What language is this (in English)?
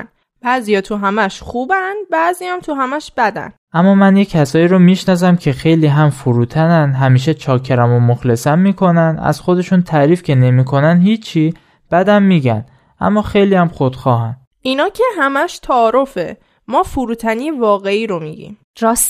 Persian